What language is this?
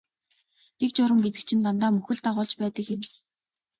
Mongolian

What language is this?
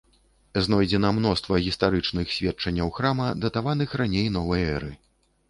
Belarusian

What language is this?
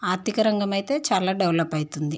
Telugu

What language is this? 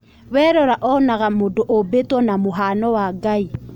Kikuyu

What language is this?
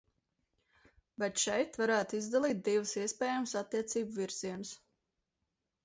Latvian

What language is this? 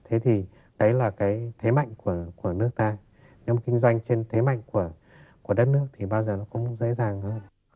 Vietnamese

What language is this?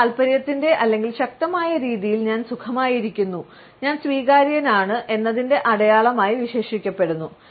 Malayalam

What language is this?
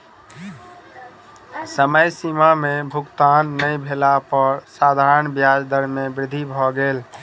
Maithili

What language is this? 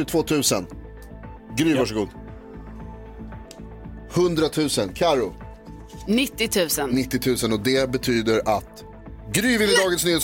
Swedish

